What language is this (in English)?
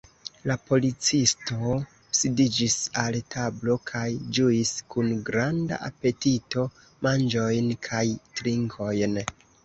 Esperanto